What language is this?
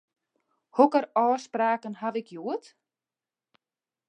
Western Frisian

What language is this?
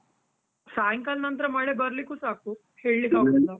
Kannada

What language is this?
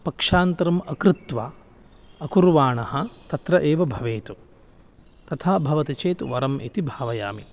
Sanskrit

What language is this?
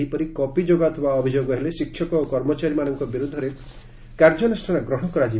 Odia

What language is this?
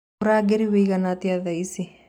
Kikuyu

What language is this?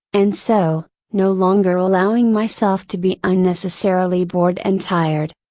English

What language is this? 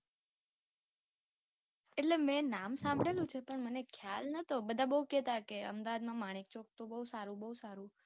Gujarati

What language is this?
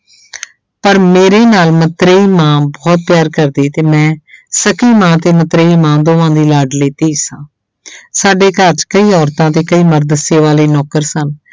Punjabi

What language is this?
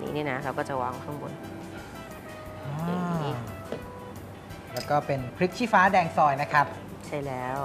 Thai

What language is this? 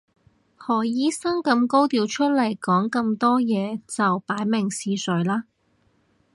Cantonese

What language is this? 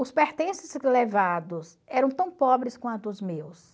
Portuguese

